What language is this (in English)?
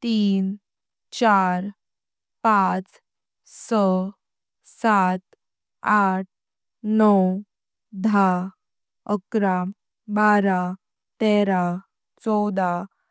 Konkani